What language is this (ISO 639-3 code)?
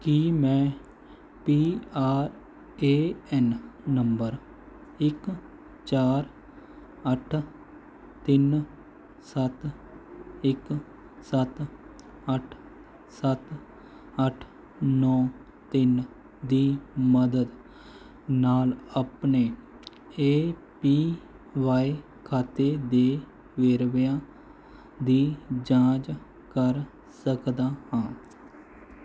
pan